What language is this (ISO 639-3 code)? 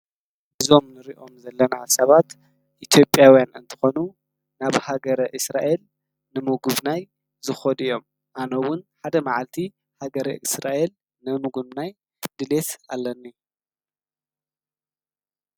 tir